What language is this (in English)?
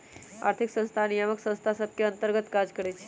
Magahi